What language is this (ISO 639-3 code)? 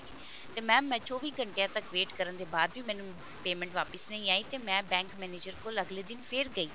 pan